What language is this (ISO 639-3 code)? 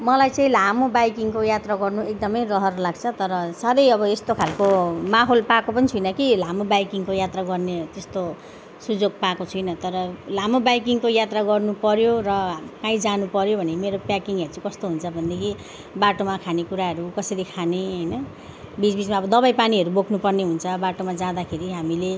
nep